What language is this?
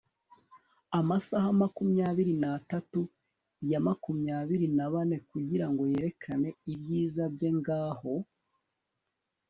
Kinyarwanda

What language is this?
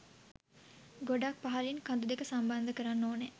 Sinhala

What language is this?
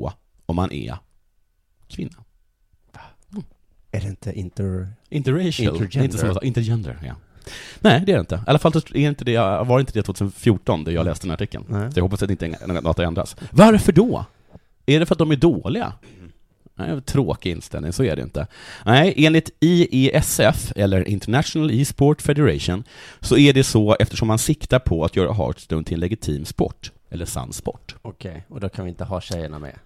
Swedish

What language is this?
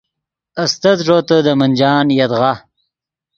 Yidgha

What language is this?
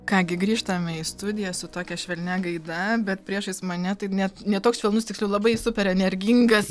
Lithuanian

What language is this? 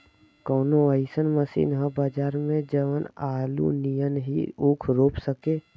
Bhojpuri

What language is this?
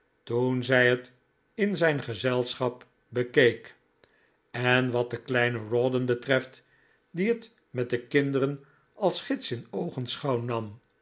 Dutch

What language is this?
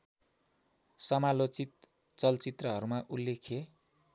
Nepali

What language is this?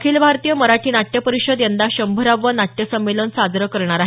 Marathi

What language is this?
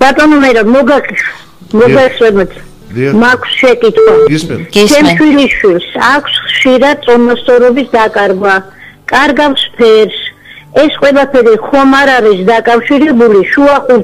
Romanian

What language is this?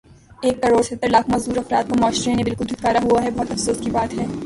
Urdu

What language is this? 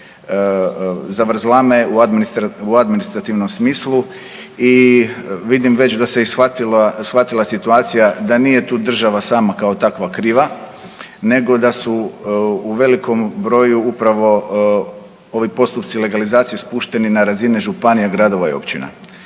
Croatian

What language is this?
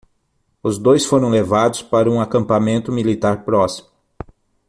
Portuguese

